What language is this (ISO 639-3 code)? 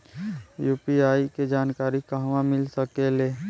bho